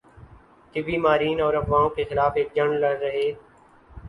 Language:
Urdu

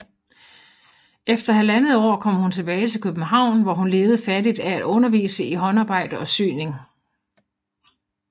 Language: Danish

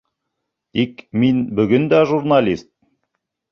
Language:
Bashkir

